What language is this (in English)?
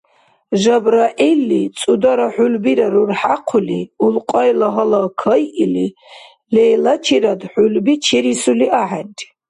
Dargwa